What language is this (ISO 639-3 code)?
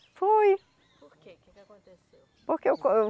por